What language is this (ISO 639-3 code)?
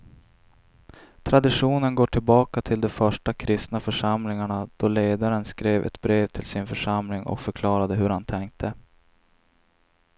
swe